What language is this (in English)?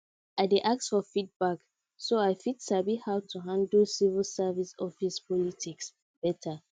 Nigerian Pidgin